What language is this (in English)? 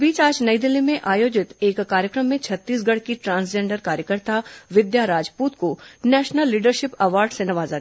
Hindi